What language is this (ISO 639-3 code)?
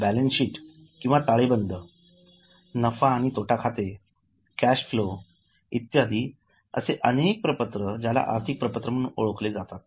mar